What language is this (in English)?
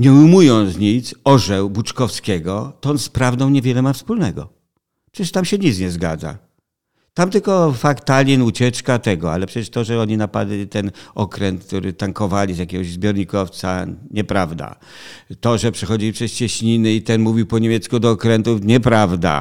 Polish